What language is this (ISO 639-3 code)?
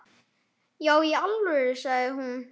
isl